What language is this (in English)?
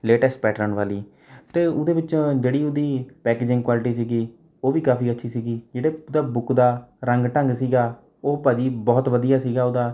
Punjabi